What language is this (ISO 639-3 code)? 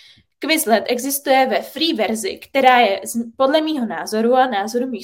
ces